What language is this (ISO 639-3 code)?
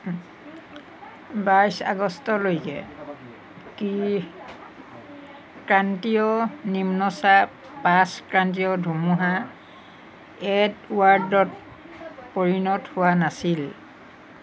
asm